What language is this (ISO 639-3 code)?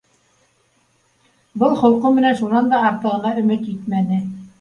bak